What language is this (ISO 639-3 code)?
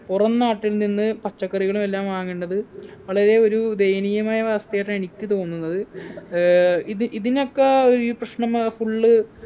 mal